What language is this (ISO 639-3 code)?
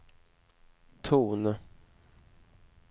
swe